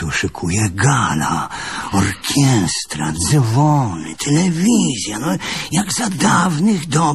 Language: Polish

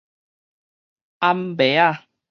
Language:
Min Nan Chinese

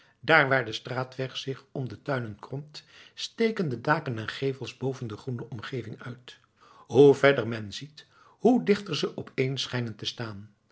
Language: Dutch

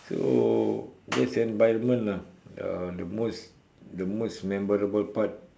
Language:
English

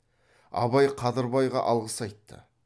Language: Kazakh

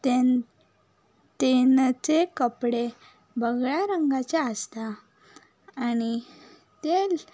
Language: Konkani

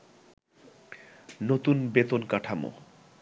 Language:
Bangla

